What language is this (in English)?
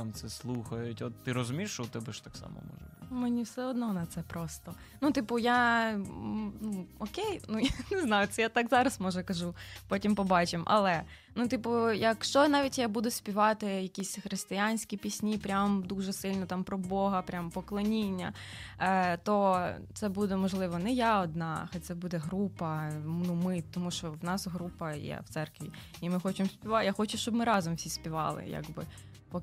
Ukrainian